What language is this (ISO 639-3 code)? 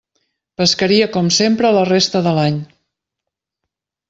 cat